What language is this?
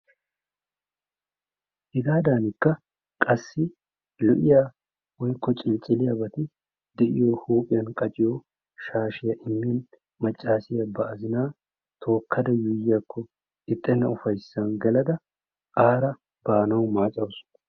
Wolaytta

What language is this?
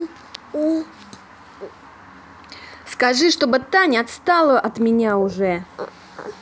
Russian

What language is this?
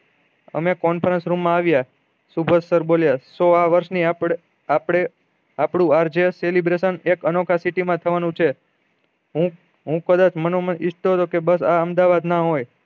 Gujarati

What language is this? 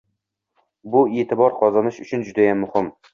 Uzbek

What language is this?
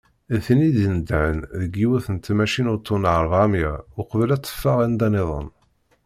Kabyle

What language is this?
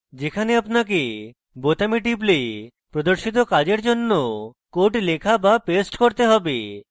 Bangla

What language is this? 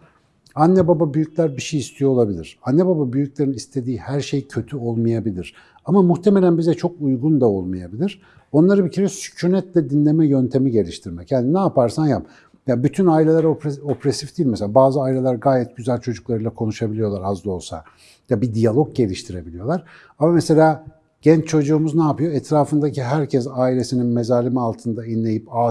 Turkish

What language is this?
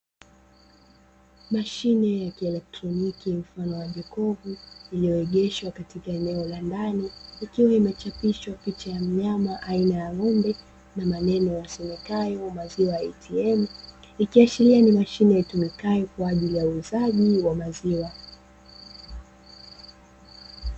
Swahili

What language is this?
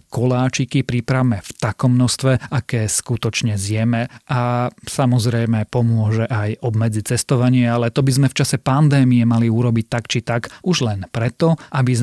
Slovak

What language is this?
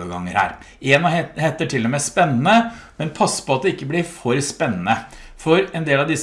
Norwegian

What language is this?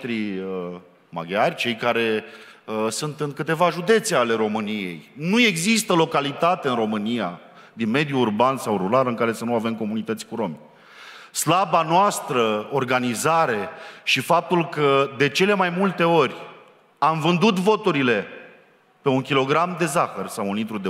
Romanian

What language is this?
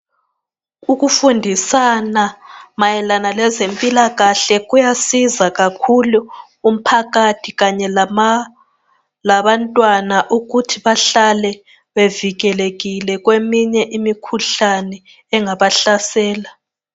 North Ndebele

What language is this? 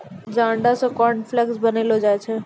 Maithili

